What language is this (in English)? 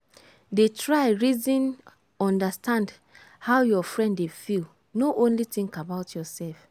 Nigerian Pidgin